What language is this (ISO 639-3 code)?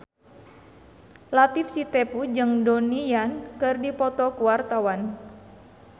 sun